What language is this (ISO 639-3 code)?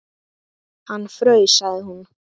isl